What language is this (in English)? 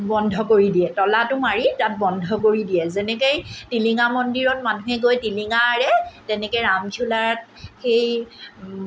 Assamese